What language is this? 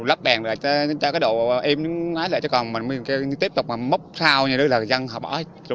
Vietnamese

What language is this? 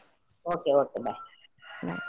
Kannada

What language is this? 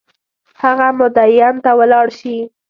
Pashto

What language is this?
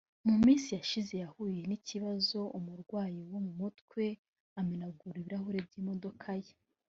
Kinyarwanda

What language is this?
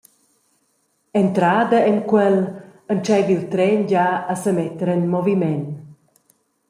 Romansh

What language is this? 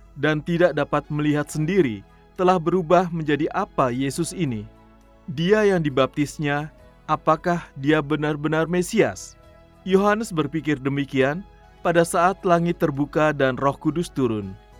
Indonesian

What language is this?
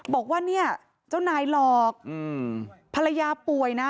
Thai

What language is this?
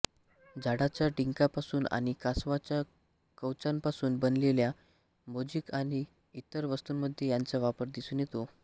Marathi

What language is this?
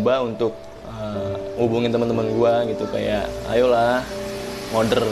Indonesian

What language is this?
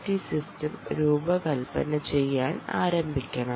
Malayalam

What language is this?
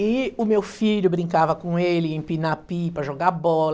Portuguese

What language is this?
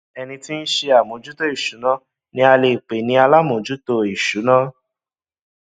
Yoruba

